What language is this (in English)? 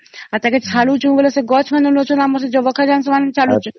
Odia